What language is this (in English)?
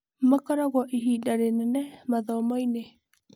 Kikuyu